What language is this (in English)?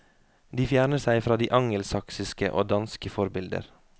Norwegian